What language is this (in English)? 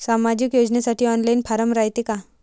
Marathi